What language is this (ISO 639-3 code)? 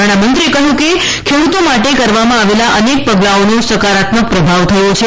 guj